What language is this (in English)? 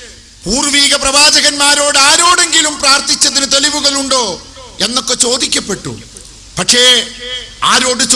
Malayalam